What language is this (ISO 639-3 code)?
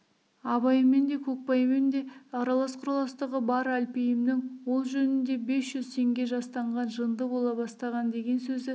kaz